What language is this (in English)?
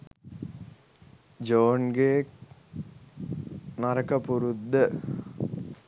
Sinhala